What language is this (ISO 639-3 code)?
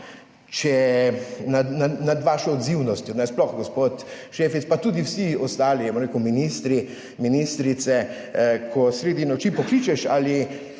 slv